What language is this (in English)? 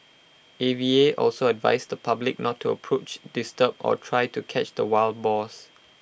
English